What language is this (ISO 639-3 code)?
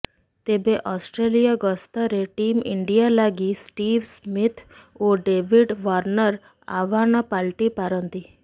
ori